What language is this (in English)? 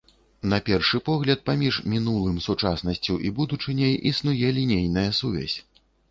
Belarusian